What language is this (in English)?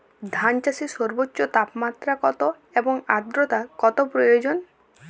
Bangla